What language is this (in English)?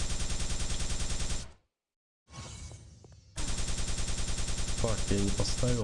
Russian